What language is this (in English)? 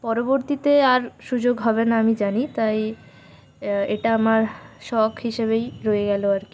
Bangla